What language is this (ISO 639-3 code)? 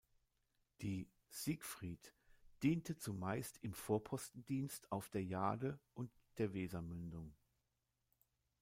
deu